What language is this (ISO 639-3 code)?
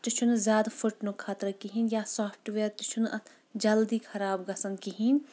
kas